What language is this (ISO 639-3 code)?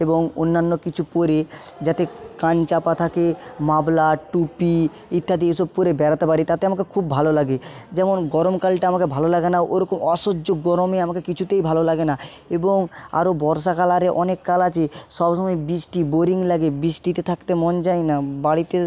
ben